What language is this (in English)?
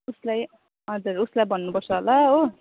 Nepali